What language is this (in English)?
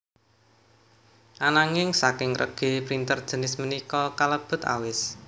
Javanese